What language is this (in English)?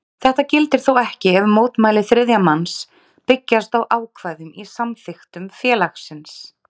Icelandic